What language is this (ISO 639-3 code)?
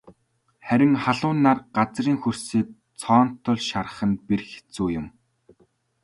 mon